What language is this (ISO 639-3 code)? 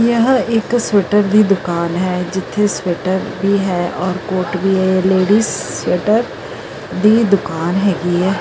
pan